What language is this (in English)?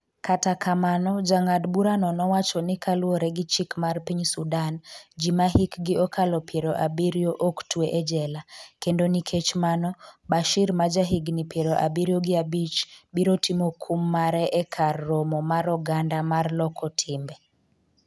Luo (Kenya and Tanzania)